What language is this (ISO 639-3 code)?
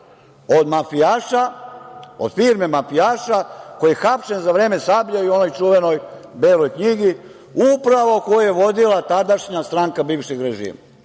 srp